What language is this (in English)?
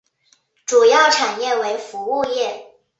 Chinese